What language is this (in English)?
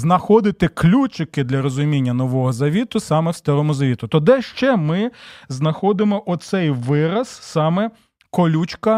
Ukrainian